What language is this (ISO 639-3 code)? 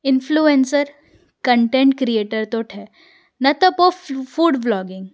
snd